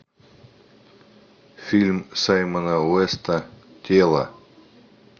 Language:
Russian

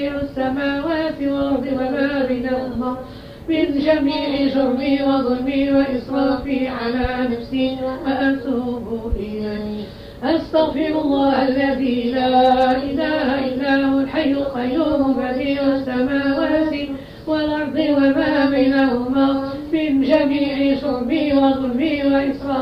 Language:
Arabic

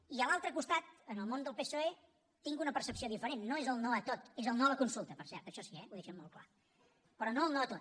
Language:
Catalan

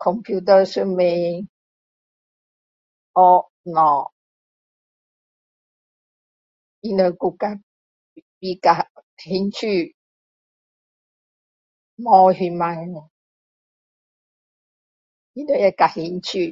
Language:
Min Dong Chinese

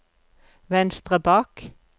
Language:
Norwegian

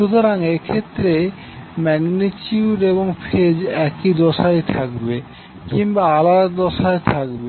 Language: Bangla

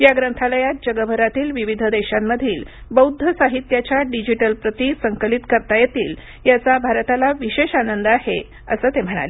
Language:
Marathi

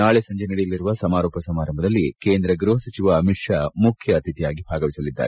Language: Kannada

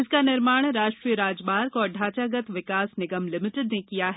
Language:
Hindi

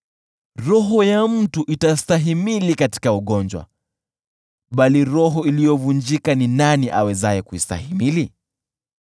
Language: Swahili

